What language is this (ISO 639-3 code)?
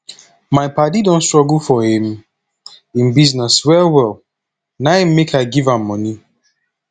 pcm